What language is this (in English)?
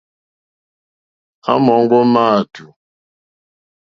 Mokpwe